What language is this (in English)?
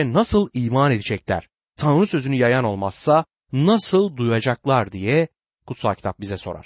Turkish